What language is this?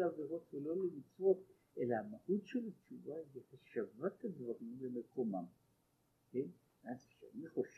Hebrew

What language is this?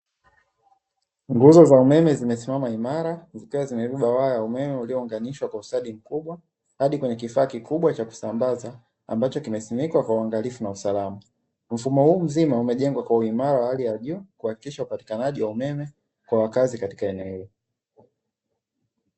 Swahili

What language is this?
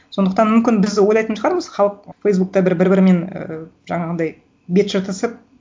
Kazakh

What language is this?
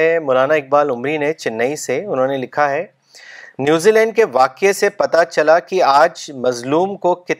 Urdu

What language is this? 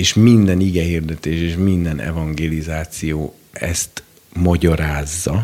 Hungarian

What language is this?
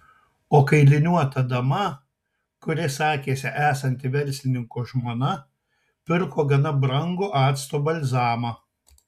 Lithuanian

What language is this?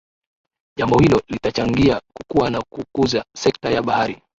Swahili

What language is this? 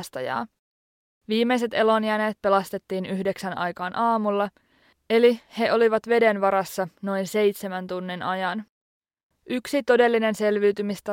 Finnish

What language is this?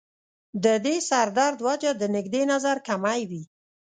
Pashto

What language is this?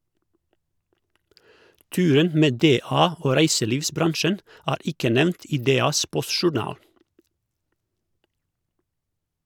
Norwegian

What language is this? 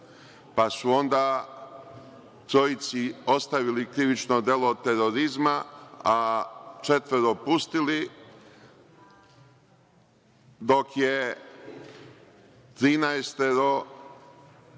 Serbian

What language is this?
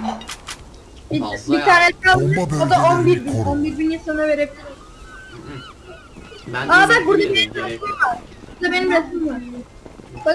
Turkish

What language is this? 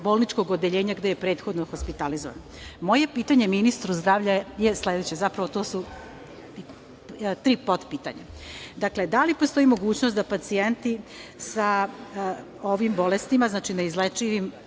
Serbian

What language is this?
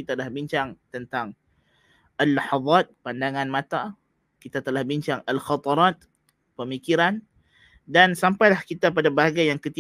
Malay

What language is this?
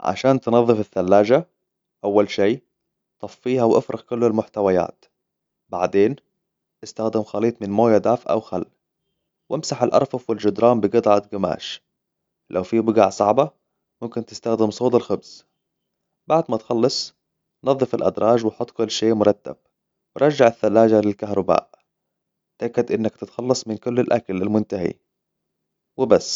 Hijazi Arabic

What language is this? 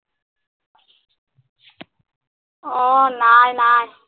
Assamese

